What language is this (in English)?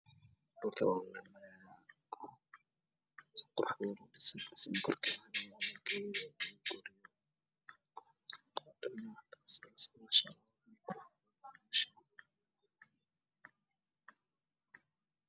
Somali